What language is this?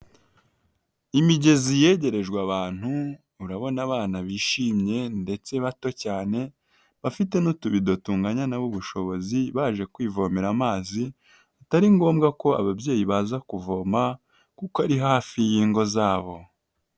Kinyarwanda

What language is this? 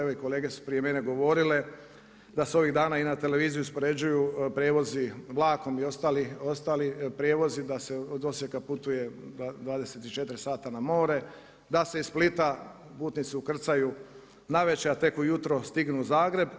Croatian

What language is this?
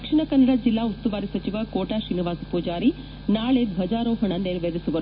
Kannada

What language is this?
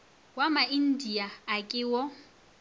Northern Sotho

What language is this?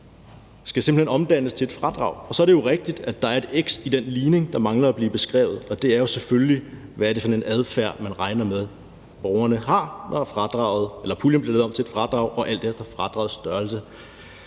Danish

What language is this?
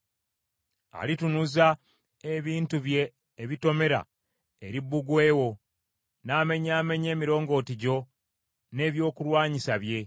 Ganda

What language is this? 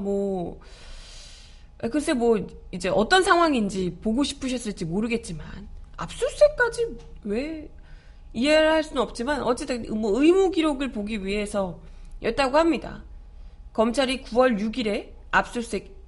Korean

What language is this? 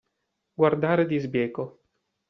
Italian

